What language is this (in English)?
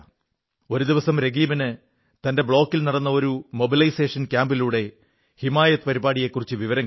Malayalam